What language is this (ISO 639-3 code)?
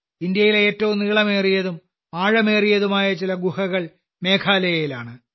mal